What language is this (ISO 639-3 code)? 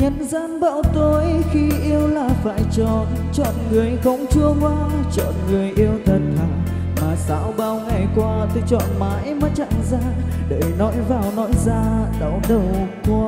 vie